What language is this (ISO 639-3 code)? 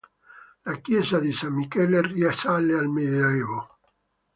ita